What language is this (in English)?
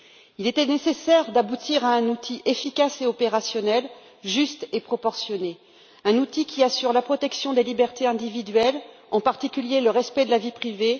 French